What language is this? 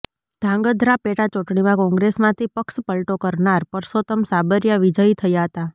Gujarati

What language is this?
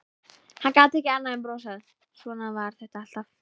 Icelandic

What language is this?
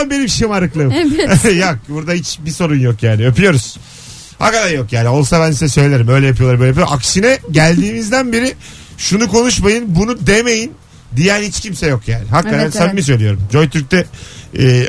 Turkish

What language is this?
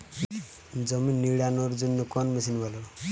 Bangla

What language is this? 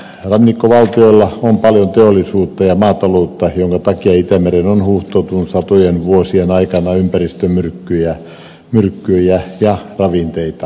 Finnish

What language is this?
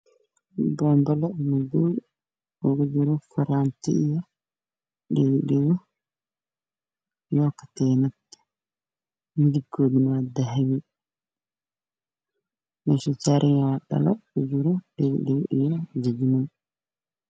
Somali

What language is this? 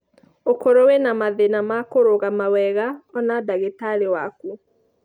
Kikuyu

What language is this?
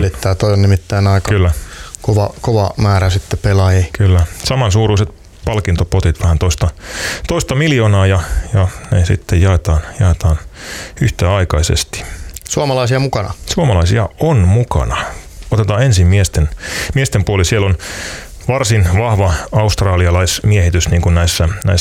Finnish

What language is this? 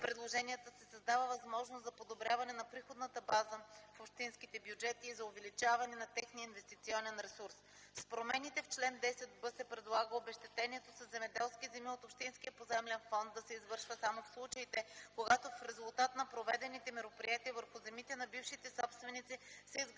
Bulgarian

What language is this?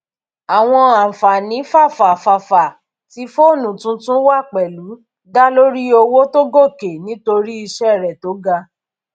Yoruba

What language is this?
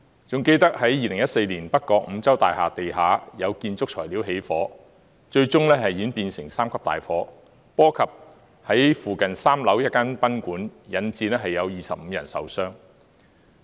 Cantonese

